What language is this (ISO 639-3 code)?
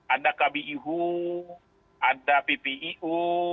ind